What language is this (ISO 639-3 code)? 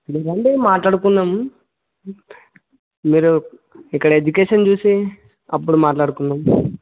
tel